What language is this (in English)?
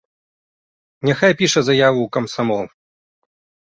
Belarusian